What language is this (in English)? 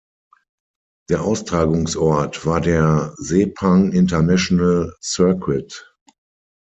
German